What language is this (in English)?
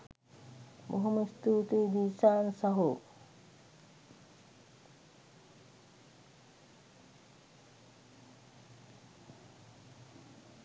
Sinhala